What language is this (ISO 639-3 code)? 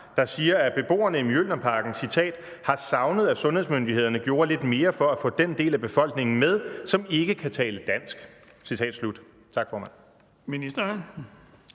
dan